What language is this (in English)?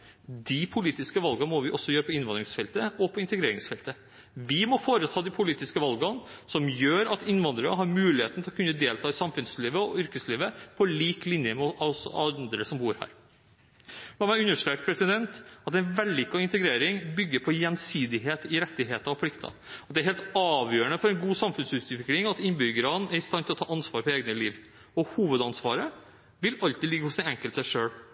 Norwegian Bokmål